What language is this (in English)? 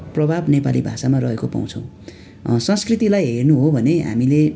Nepali